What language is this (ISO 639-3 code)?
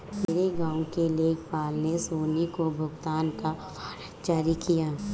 hin